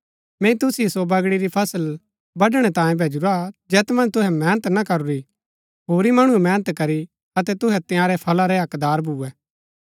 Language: Gaddi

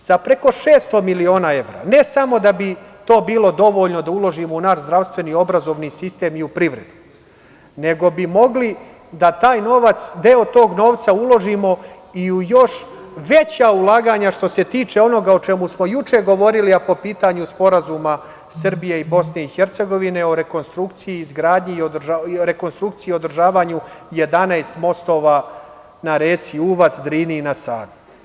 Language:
Serbian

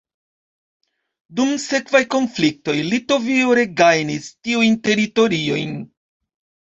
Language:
Esperanto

